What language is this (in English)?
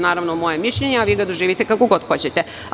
Serbian